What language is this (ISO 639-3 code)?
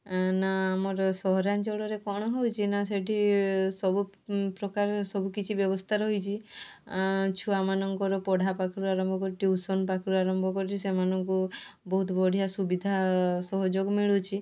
ori